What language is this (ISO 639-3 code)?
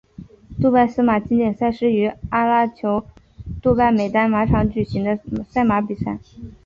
zho